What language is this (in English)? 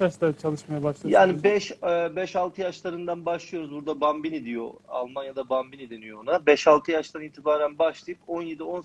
Turkish